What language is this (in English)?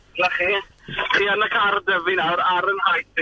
Welsh